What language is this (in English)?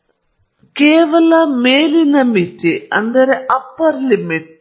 Kannada